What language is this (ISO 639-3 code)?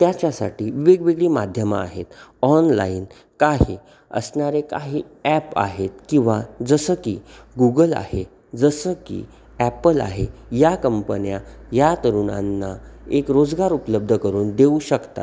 mar